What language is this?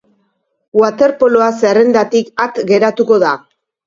Basque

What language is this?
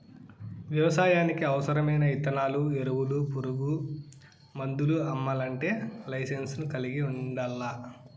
Telugu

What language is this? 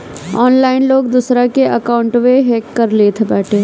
Bhojpuri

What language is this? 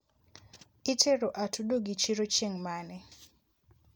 Luo (Kenya and Tanzania)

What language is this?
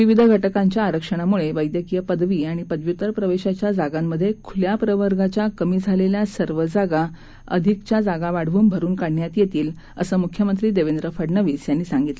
Marathi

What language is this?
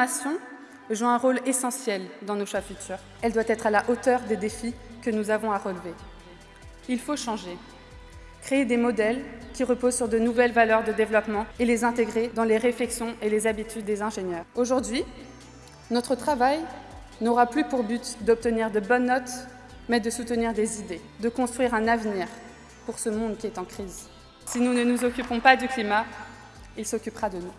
French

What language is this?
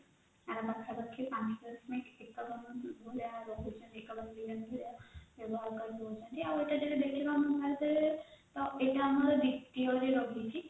Odia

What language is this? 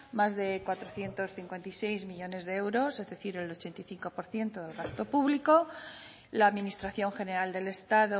Spanish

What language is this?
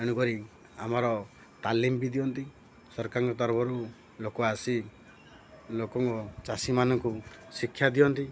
Odia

